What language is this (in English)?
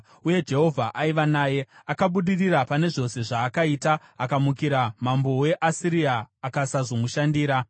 Shona